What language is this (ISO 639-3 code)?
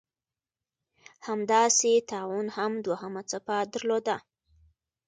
pus